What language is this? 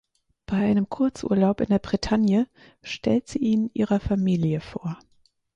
German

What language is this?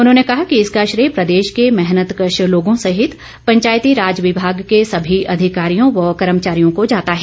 Hindi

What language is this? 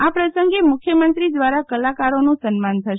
Gujarati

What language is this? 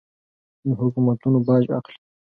Pashto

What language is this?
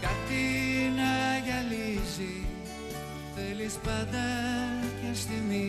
Greek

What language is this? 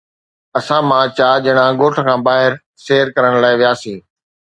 Sindhi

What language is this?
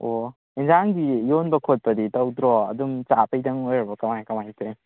Manipuri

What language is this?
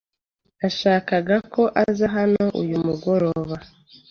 Kinyarwanda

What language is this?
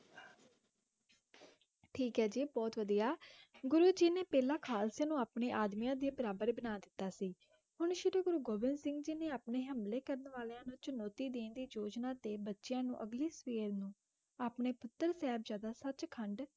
Punjabi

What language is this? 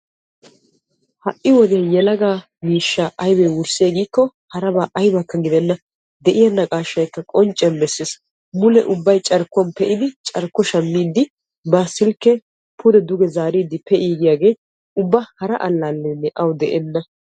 Wolaytta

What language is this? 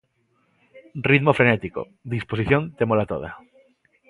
Galician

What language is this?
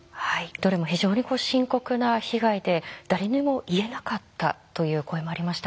Japanese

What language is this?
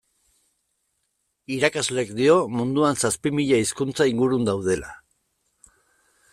Basque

